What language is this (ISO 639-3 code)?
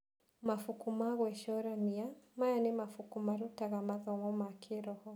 kik